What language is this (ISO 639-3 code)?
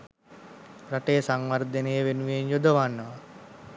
sin